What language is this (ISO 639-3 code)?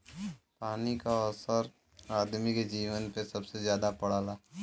bho